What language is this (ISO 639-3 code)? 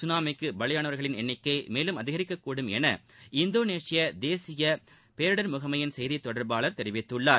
tam